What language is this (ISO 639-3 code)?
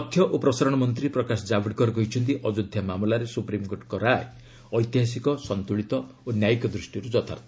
ori